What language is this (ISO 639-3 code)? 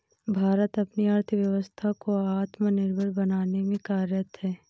hin